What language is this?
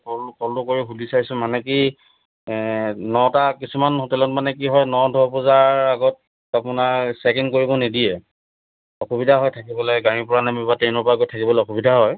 Assamese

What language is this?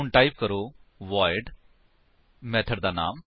Punjabi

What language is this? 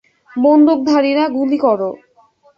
Bangla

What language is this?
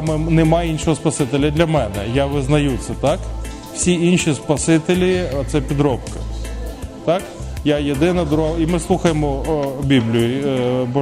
Ukrainian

